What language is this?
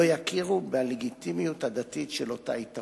Hebrew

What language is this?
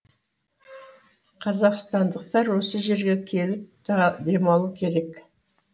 Kazakh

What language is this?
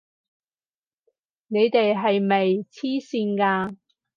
Cantonese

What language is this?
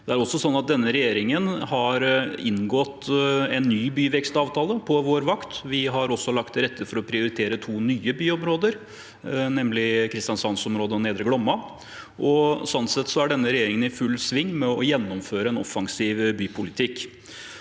Norwegian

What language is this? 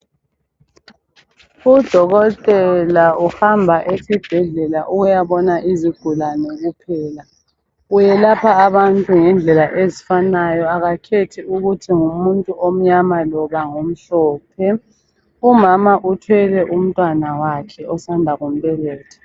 North Ndebele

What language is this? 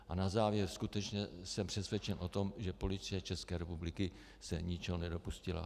Czech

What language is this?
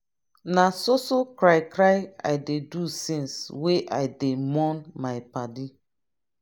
Nigerian Pidgin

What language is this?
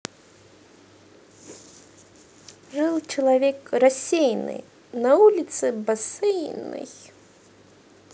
Russian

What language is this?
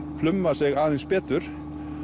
Icelandic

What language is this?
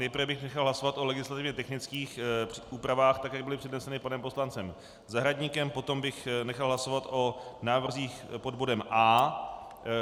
Czech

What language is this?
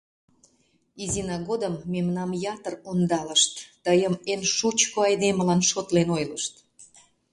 Mari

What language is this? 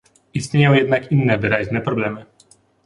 Polish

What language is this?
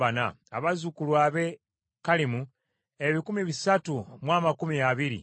Ganda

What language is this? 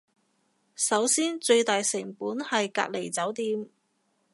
Cantonese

